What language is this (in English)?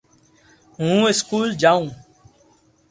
Loarki